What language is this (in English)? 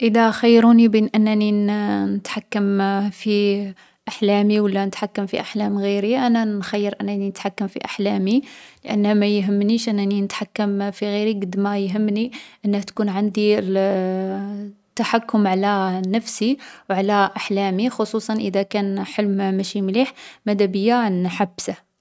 Algerian Arabic